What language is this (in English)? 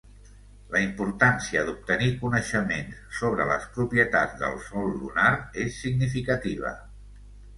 Catalan